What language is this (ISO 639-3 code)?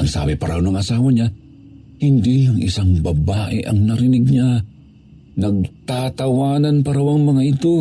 fil